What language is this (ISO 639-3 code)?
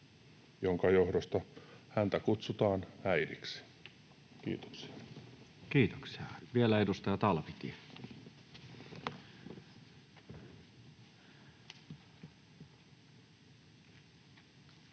fin